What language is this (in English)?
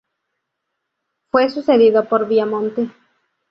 Spanish